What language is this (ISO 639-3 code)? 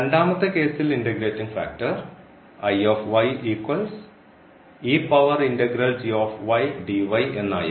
mal